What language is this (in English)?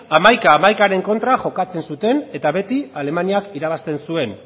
Basque